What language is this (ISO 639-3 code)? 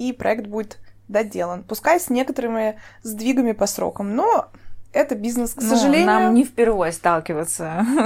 rus